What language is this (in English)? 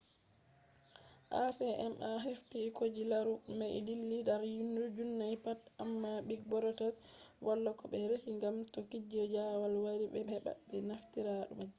Fula